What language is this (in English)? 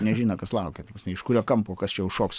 Lithuanian